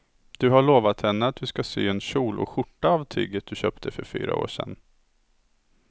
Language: Swedish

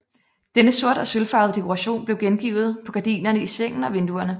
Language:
Danish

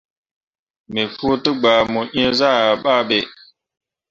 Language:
Mundang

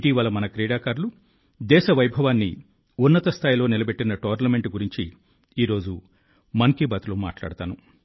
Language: Telugu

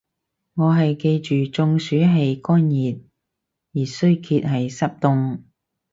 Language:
Cantonese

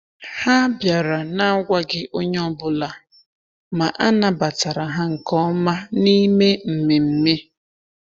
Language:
Igbo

